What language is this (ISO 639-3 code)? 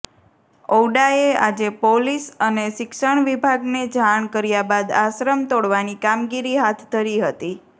guj